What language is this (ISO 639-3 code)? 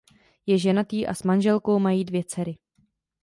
ces